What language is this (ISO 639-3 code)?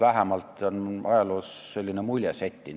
est